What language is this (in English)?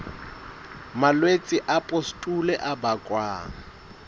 Southern Sotho